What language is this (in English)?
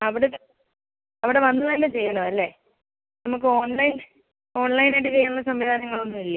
Malayalam